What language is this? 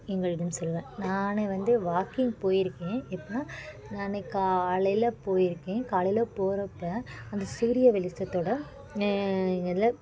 Tamil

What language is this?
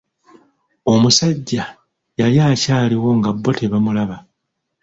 Ganda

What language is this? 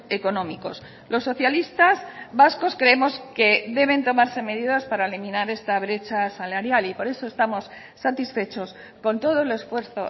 Spanish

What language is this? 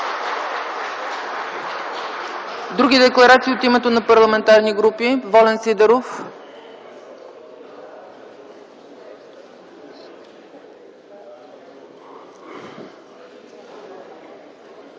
Bulgarian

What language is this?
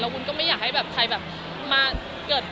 Thai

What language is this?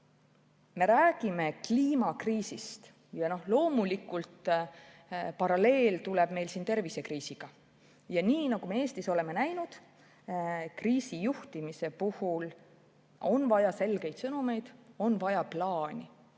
Estonian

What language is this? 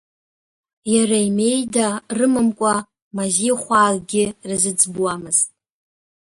Abkhazian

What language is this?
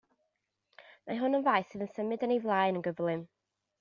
Welsh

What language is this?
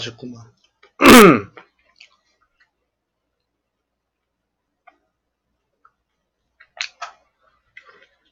Korean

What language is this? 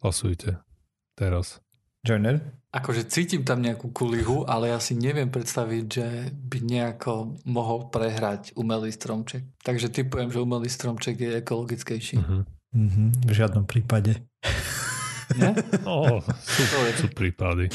Slovak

